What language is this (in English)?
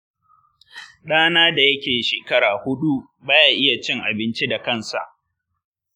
Hausa